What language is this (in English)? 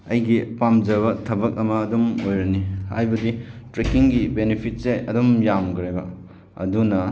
Manipuri